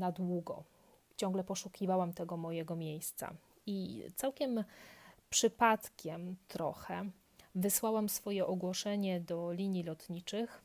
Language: Polish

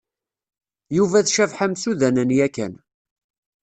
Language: Kabyle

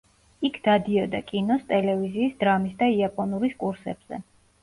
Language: Georgian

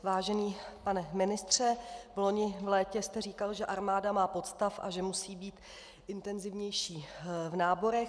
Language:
Czech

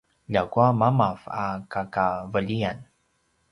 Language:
Paiwan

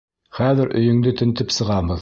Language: Bashkir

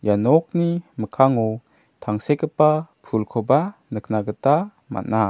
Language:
Garo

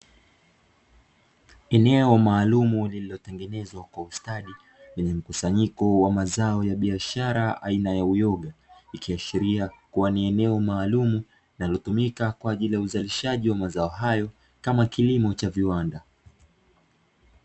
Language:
Swahili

